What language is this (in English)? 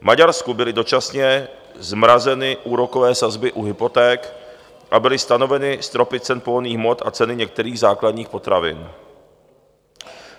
Czech